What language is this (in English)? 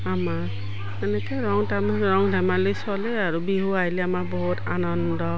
Assamese